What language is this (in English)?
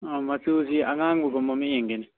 Manipuri